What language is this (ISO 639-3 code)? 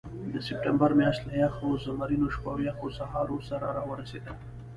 pus